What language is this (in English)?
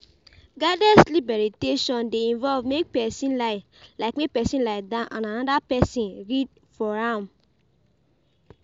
Nigerian Pidgin